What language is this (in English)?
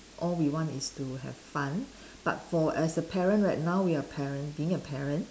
English